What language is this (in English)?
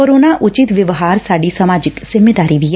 Punjabi